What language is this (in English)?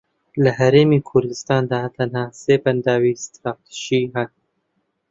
Central Kurdish